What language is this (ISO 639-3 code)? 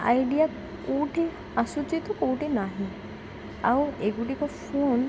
ori